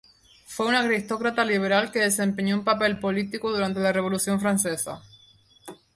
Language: Spanish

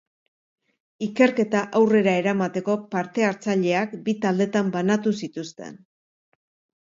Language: Basque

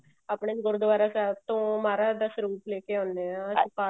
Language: Punjabi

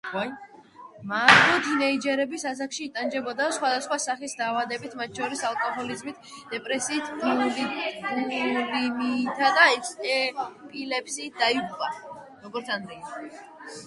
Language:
Georgian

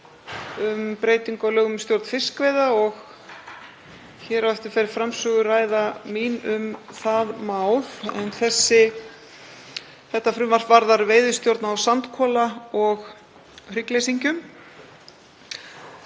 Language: Icelandic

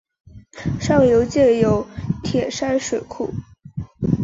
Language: Chinese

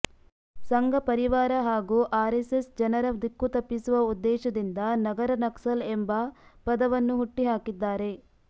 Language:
Kannada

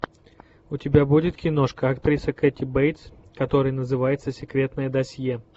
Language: Russian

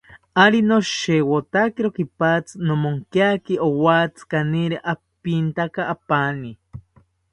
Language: South Ucayali Ashéninka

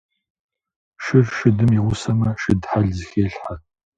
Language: Kabardian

